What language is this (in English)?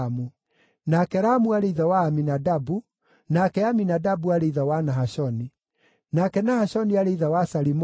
Kikuyu